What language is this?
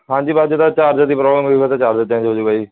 Punjabi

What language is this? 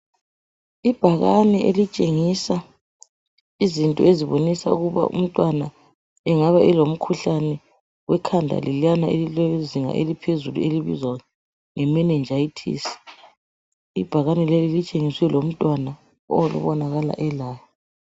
North Ndebele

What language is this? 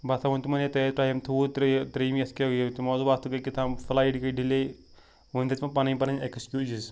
Kashmiri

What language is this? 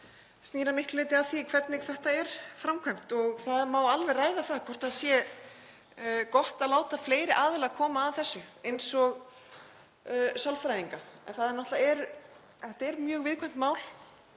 Icelandic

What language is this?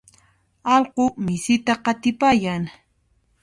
Puno Quechua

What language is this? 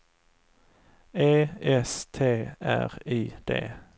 Swedish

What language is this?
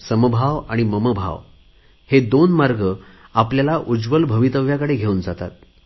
Marathi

